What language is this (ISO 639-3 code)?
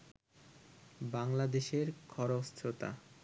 ben